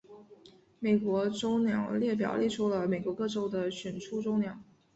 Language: Chinese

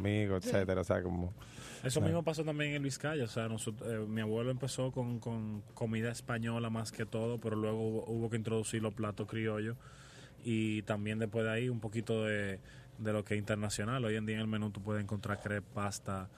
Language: Spanish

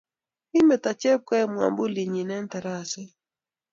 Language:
Kalenjin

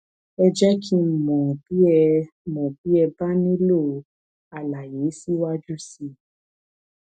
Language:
Yoruba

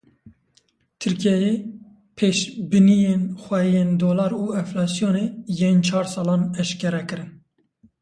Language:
Kurdish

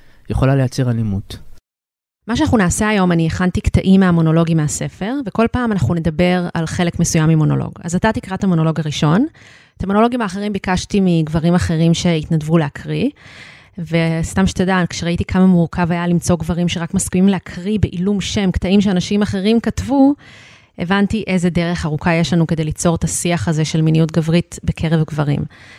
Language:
Hebrew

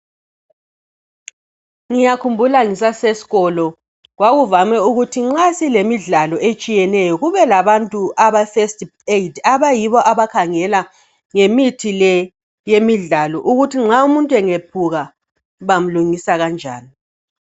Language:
North Ndebele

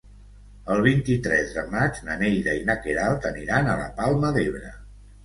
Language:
Catalan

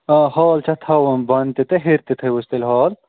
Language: Kashmiri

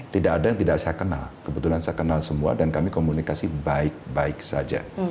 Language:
Indonesian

